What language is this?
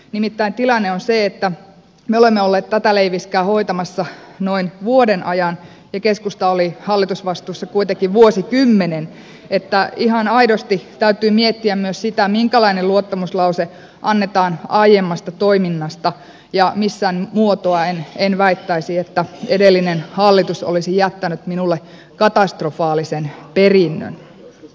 Finnish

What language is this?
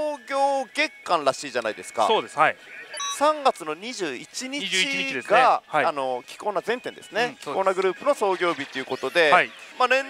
Japanese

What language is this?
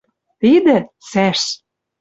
Western Mari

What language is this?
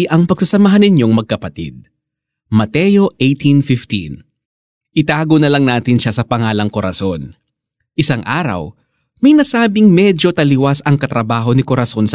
Filipino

